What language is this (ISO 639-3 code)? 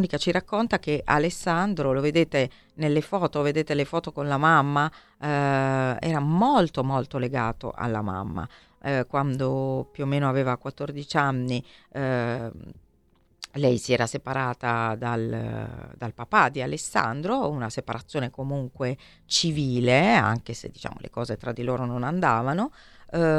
ita